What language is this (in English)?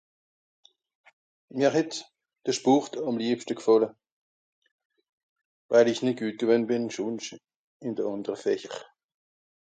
Swiss German